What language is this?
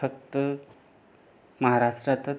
Marathi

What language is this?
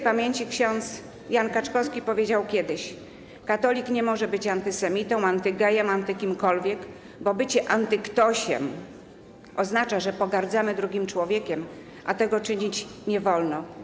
Polish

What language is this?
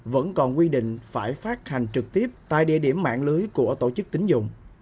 Vietnamese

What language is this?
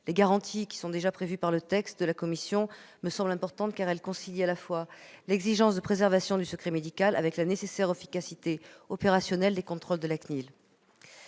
French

